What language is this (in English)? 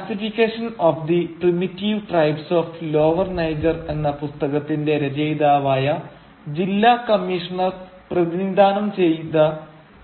Malayalam